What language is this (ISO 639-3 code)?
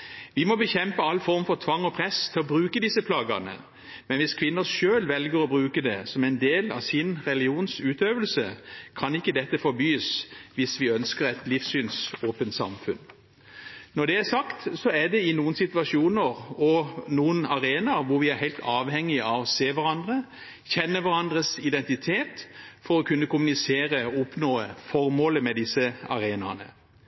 nob